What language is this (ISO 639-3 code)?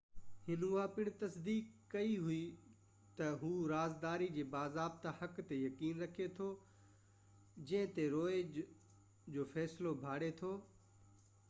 snd